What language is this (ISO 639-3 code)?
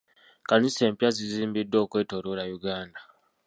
lug